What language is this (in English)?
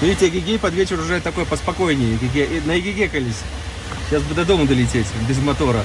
Russian